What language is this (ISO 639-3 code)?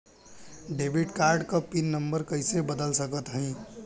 bho